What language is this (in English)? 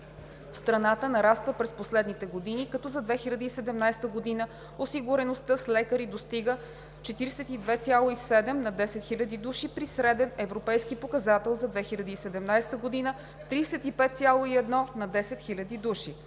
Bulgarian